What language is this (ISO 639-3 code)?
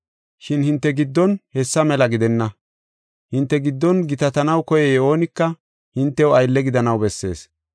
gof